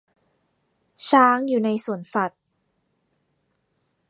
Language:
Thai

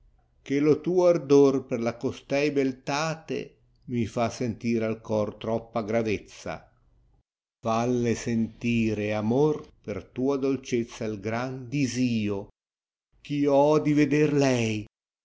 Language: Italian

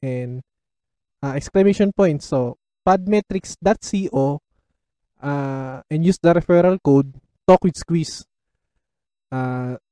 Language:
Filipino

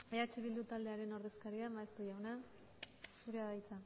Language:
Basque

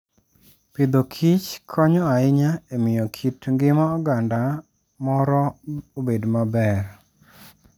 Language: Luo (Kenya and Tanzania)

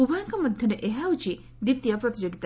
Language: Odia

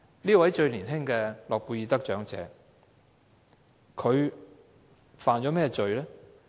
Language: Cantonese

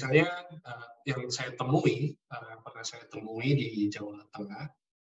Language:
Indonesian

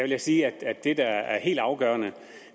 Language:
Danish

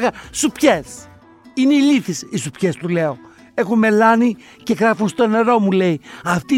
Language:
Greek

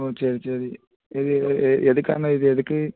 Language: Tamil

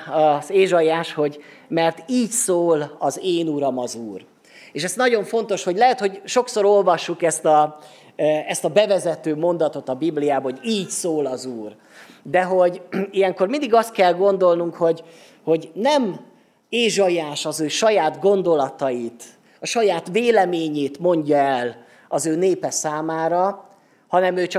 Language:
Hungarian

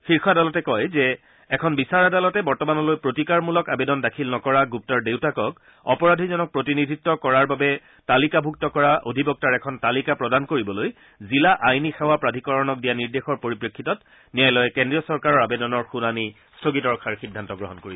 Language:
Assamese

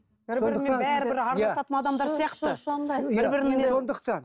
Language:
Kazakh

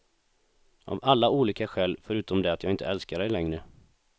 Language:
Swedish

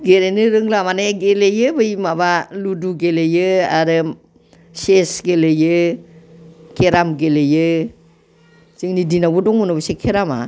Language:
Bodo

